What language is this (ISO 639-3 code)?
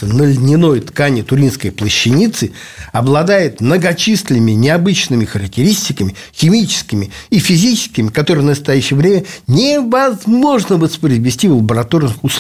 rus